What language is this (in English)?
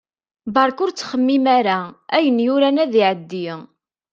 Kabyle